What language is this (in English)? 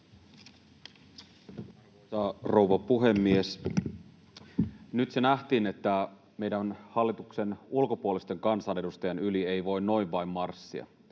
Finnish